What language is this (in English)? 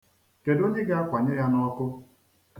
Igbo